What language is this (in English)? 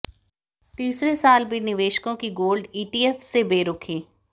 Hindi